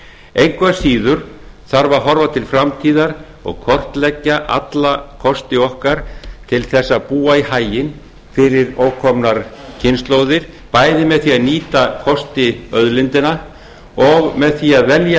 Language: Icelandic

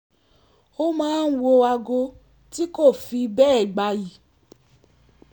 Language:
Yoruba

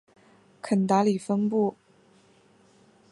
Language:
Chinese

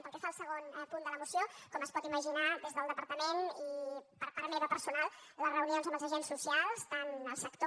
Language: Catalan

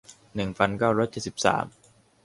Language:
Thai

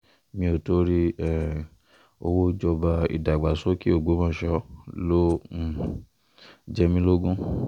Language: Yoruba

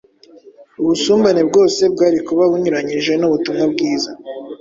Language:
Kinyarwanda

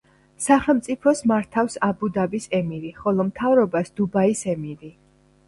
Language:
Georgian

